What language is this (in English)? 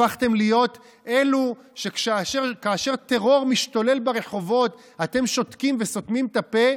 Hebrew